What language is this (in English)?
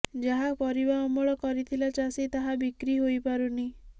Odia